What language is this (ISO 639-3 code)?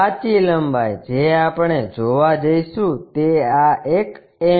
guj